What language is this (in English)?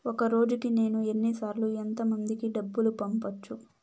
Telugu